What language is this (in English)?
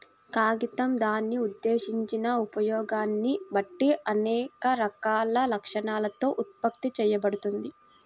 Telugu